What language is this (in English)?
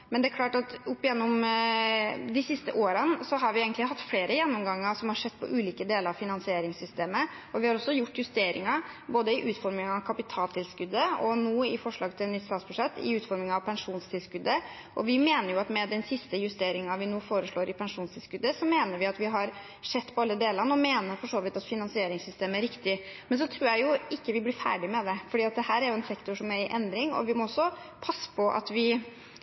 Norwegian Bokmål